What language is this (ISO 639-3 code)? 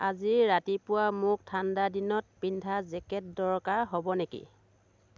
asm